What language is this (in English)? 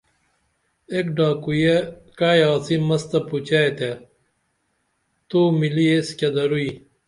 Dameli